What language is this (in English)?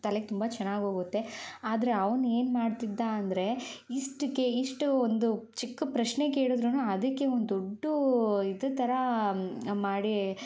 Kannada